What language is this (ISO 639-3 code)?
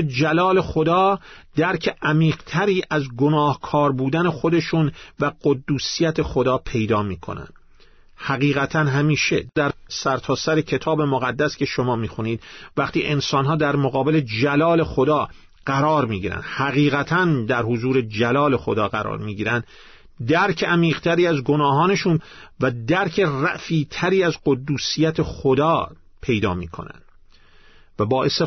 fas